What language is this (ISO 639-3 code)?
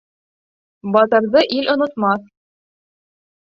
bak